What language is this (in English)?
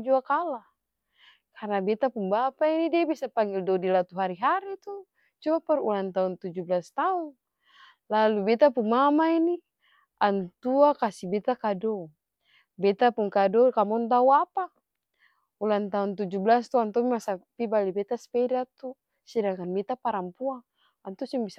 Ambonese Malay